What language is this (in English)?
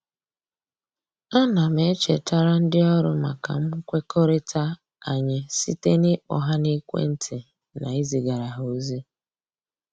Igbo